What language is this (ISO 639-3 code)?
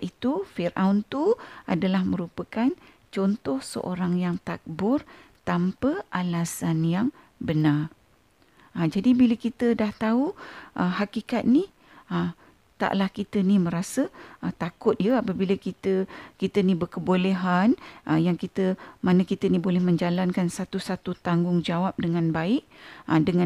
msa